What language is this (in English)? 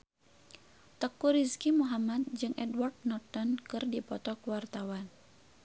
Sundanese